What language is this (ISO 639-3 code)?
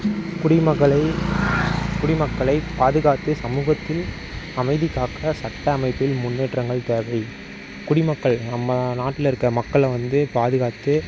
tam